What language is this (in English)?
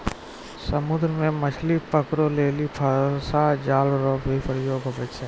Maithili